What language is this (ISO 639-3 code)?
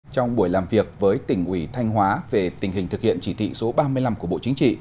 vie